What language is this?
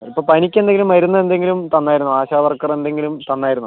Malayalam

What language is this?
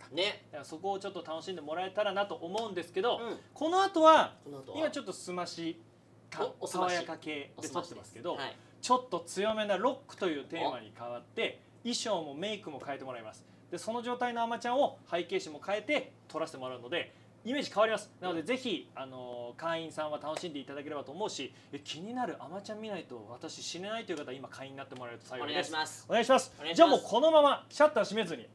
Japanese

